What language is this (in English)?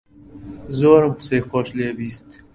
Central Kurdish